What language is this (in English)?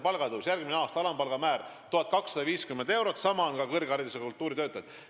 Estonian